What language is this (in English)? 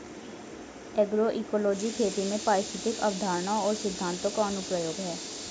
Hindi